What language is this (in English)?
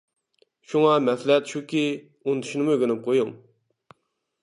Uyghur